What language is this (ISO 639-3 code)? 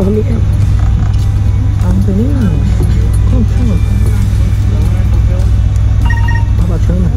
por